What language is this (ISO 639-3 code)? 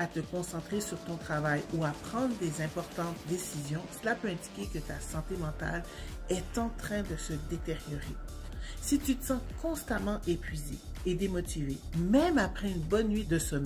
fra